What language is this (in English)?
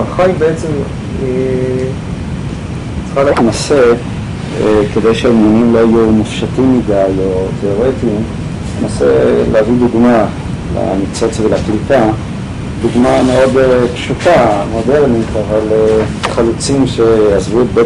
Hebrew